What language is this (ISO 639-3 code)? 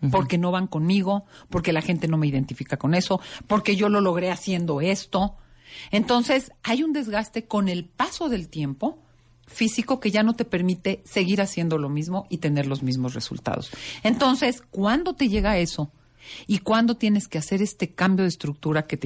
spa